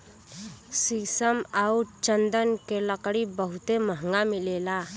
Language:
Bhojpuri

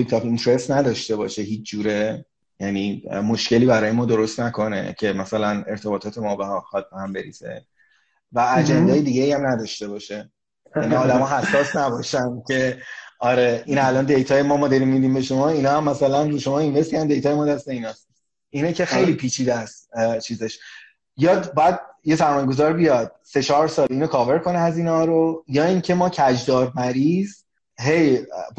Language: Persian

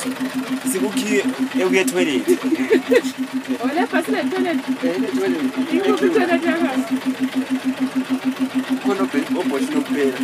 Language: Danish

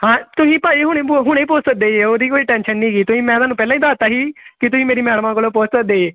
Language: Punjabi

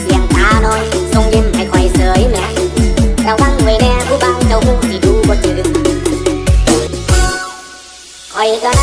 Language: Thai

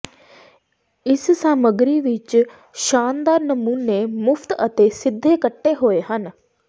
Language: Punjabi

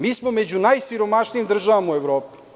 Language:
Serbian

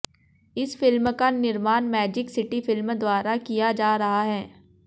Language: Hindi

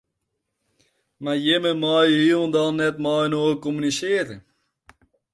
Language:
Western Frisian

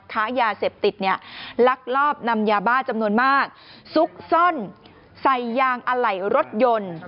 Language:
Thai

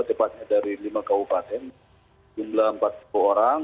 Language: Indonesian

